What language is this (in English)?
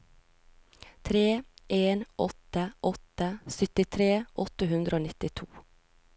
Norwegian